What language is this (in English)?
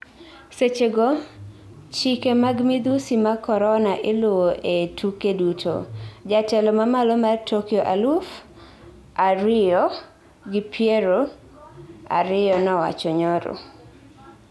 Luo (Kenya and Tanzania)